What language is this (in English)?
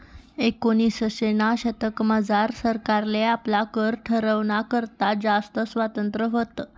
Marathi